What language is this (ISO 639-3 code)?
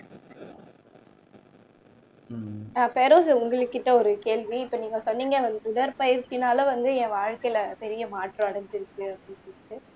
tam